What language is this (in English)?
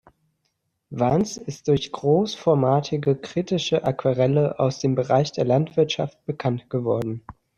German